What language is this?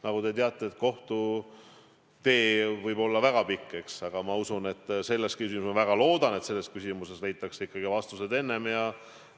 Estonian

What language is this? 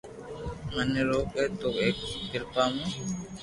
Loarki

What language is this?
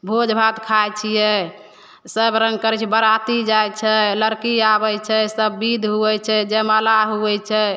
Maithili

